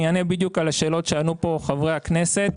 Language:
Hebrew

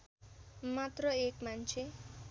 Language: Nepali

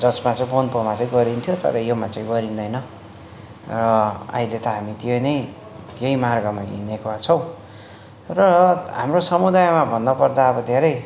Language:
Nepali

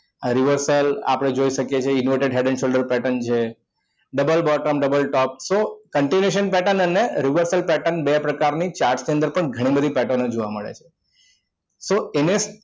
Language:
Gujarati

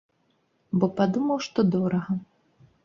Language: Belarusian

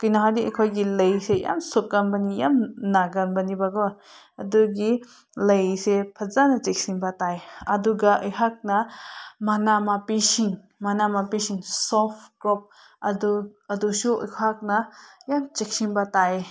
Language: Manipuri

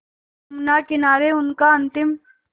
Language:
Hindi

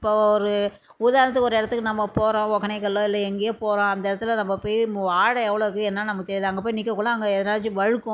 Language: Tamil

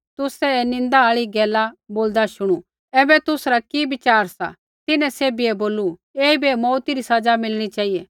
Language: Kullu Pahari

